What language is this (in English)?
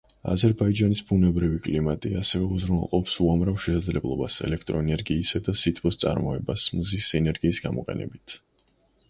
Georgian